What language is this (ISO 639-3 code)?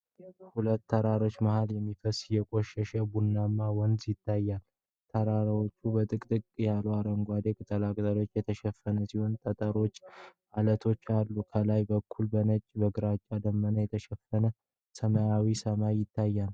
amh